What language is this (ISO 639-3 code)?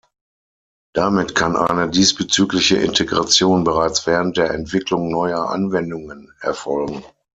deu